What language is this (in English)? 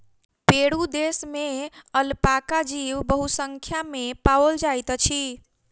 Maithili